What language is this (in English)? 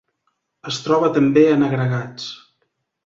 Catalan